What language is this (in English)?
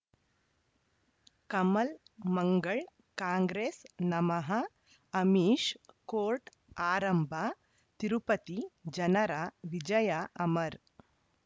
Kannada